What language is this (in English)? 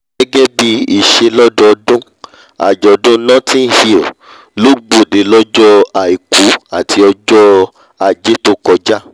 Yoruba